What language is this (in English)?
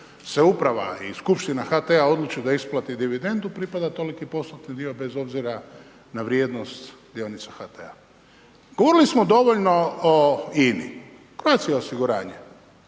Croatian